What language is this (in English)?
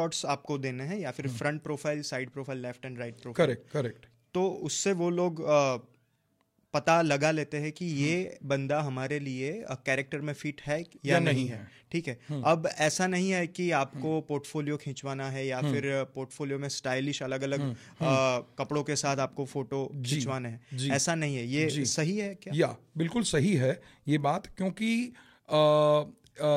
Hindi